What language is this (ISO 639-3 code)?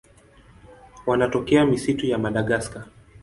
swa